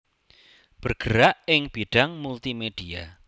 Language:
Javanese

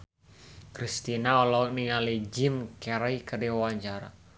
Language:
Sundanese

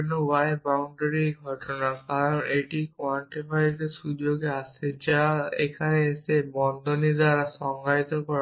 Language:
Bangla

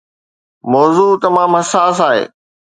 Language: Sindhi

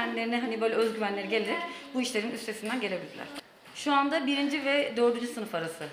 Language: Turkish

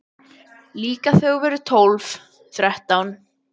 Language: Icelandic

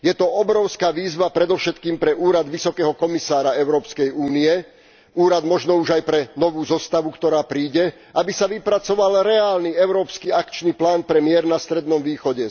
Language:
Slovak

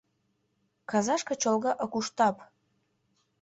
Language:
Mari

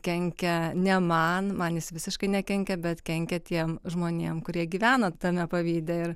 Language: Lithuanian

